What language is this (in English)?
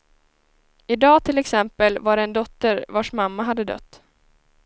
Swedish